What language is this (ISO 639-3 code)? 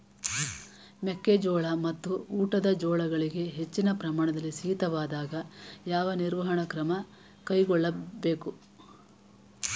kan